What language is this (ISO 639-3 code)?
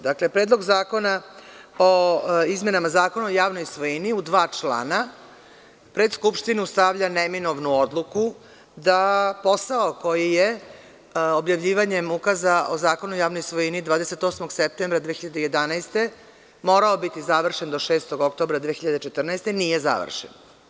srp